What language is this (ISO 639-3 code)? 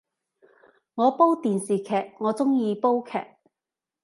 yue